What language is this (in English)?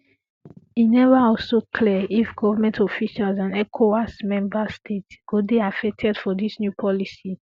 Nigerian Pidgin